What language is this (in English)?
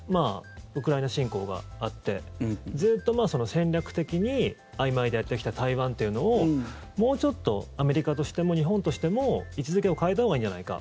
Japanese